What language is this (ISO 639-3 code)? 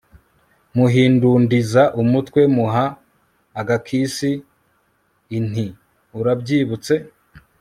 kin